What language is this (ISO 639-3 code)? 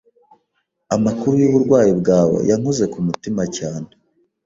kin